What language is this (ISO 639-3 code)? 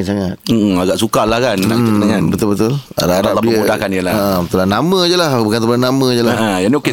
msa